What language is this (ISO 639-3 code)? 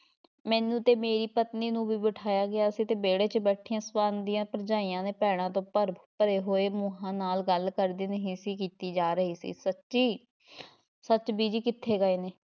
pan